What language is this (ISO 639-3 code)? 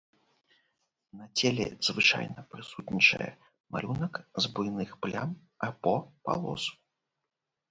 bel